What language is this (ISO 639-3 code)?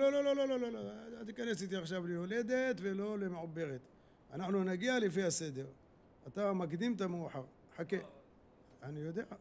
heb